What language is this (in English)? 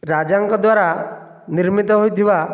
Odia